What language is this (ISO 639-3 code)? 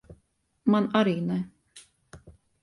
lav